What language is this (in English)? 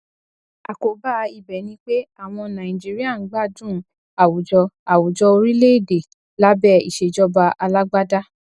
Yoruba